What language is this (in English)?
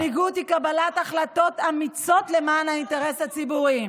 Hebrew